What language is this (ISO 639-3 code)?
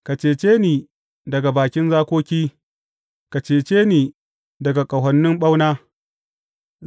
hau